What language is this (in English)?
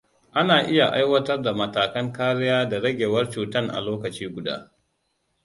Hausa